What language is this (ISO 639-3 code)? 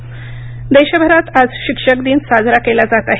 mar